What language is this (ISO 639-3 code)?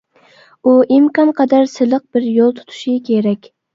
uig